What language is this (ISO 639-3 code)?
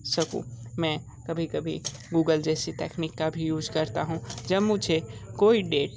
hin